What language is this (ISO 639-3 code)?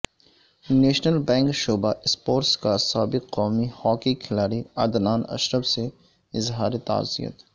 urd